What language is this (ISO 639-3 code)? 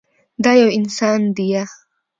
pus